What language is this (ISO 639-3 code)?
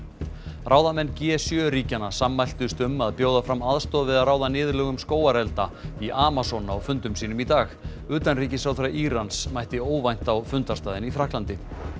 isl